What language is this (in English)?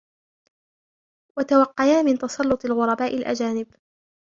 Arabic